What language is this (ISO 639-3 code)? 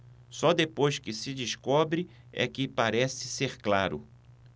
por